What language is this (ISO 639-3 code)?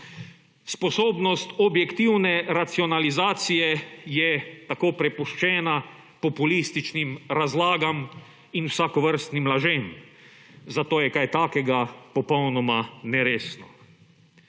slv